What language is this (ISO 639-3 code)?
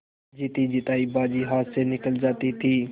hin